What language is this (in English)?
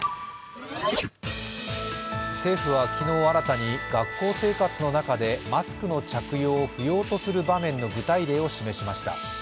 Japanese